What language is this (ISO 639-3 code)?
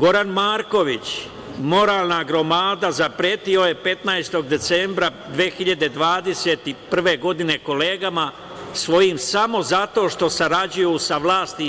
srp